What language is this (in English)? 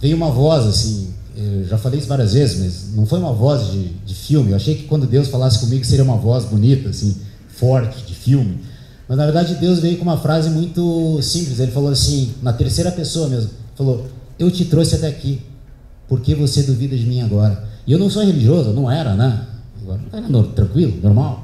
Portuguese